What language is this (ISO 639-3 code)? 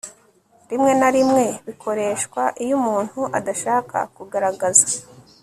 kin